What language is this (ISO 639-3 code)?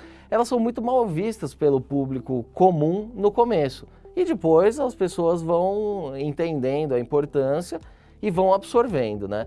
por